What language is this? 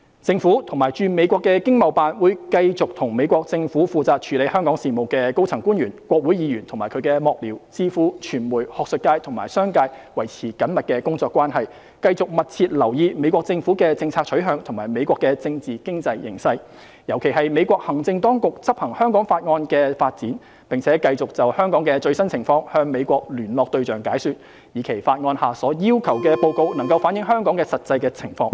Cantonese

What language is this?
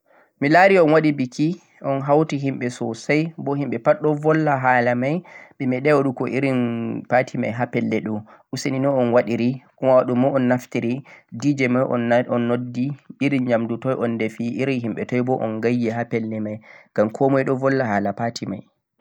Central-Eastern Niger Fulfulde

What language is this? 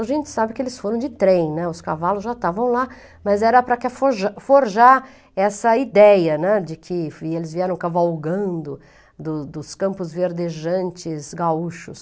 Portuguese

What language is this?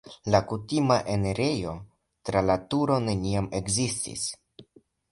Esperanto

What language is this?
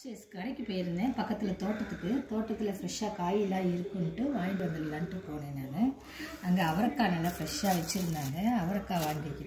Romanian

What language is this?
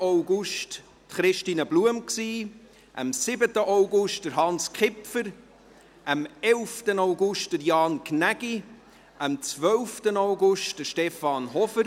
Swiss German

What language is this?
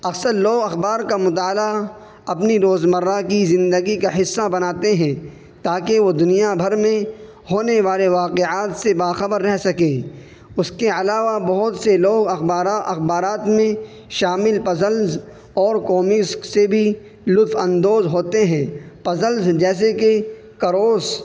Urdu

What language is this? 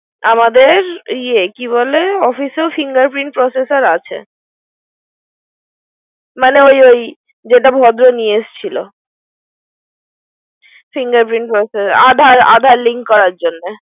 Bangla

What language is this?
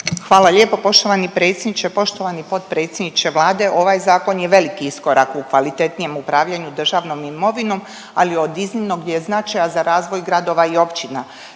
Croatian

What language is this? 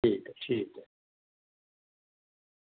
Dogri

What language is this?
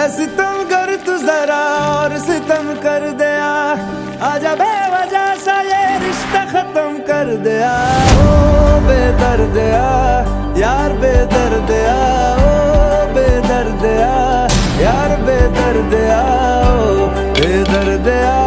Hindi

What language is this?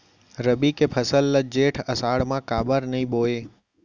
Chhattisgarhi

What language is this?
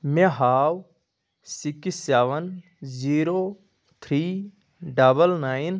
Kashmiri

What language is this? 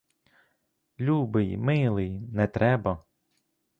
Ukrainian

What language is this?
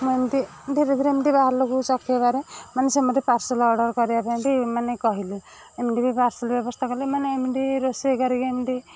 Odia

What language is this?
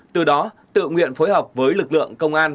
Vietnamese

